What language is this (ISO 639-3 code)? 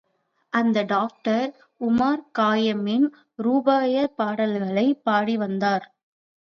tam